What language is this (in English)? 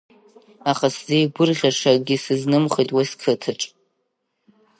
Abkhazian